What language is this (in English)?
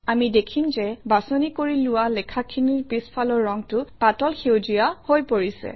Assamese